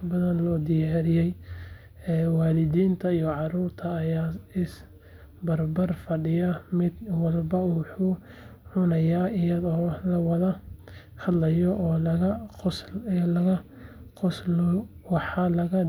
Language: Somali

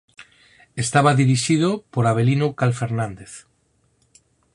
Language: Galician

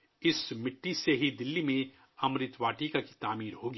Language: Urdu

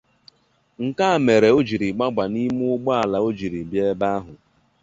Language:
Igbo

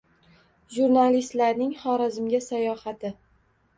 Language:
Uzbek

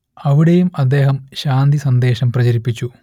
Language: Malayalam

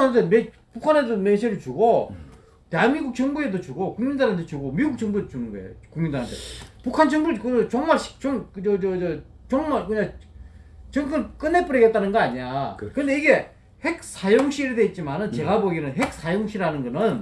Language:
Korean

